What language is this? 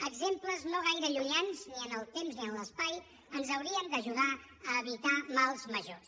Catalan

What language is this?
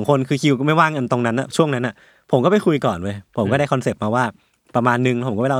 Thai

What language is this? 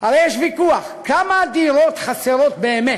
Hebrew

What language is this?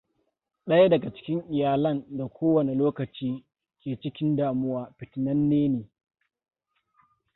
Hausa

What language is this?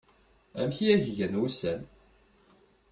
Kabyle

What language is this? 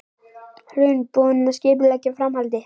Icelandic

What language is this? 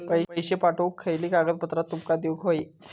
Marathi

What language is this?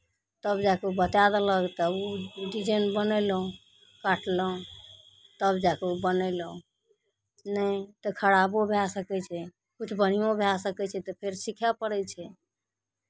Maithili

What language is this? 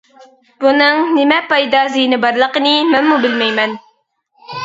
Uyghur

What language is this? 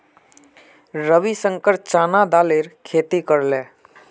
Magahi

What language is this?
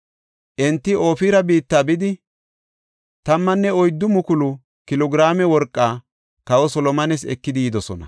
Gofa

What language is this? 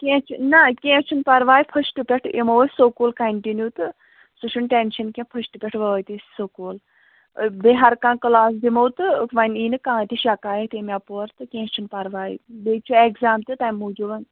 Kashmiri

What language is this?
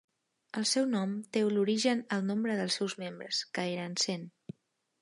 Catalan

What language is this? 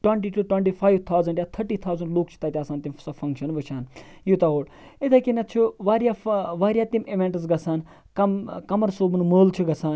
Kashmiri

